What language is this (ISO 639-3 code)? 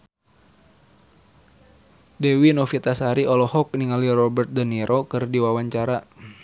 sun